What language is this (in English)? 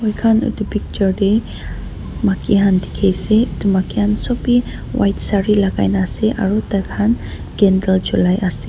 Naga Pidgin